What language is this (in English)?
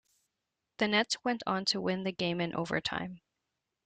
English